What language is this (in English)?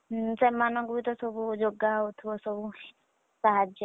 Odia